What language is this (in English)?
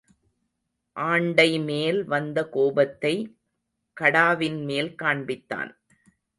Tamil